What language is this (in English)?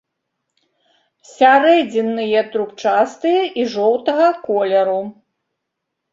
Belarusian